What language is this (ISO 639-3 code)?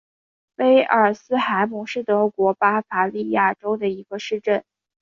zho